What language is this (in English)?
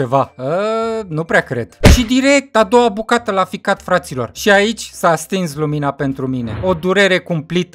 Romanian